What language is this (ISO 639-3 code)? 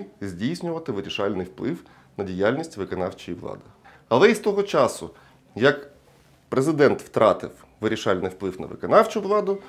ukr